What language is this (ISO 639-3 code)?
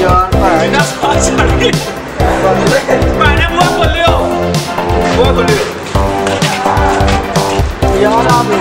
ind